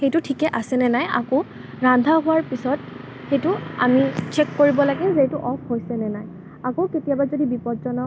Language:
Assamese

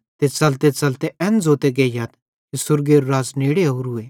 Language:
Bhadrawahi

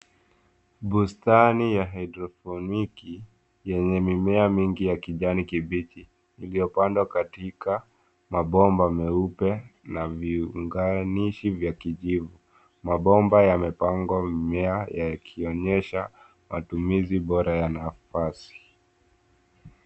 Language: Swahili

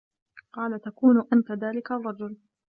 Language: Arabic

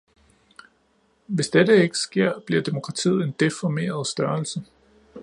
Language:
Danish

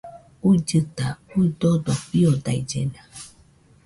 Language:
Nüpode Huitoto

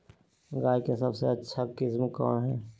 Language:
Magahi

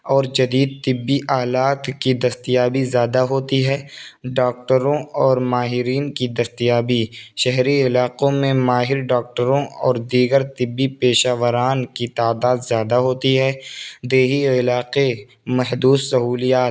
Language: Urdu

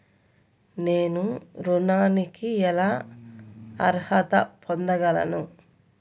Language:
Telugu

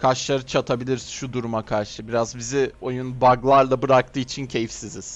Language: Turkish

